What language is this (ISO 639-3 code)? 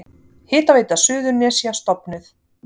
isl